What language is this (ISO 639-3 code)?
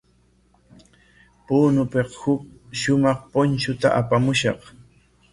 qwa